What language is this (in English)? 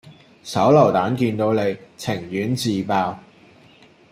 Cantonese